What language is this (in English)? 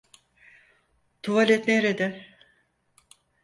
Turkish